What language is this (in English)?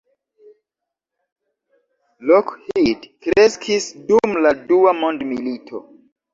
Esperanto